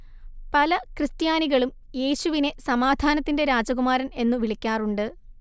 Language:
Malayalam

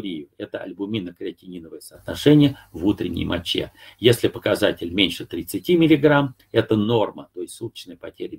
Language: Russian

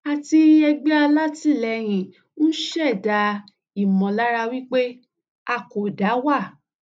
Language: Yoruba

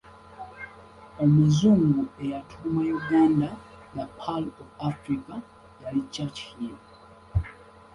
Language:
Ganda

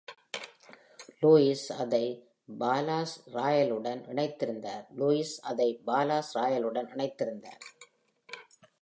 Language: Tamil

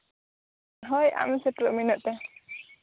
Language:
Santali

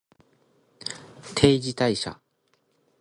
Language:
Japanese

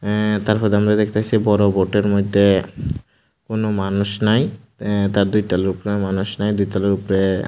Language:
Bangla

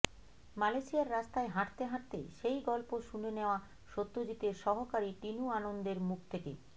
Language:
Bangla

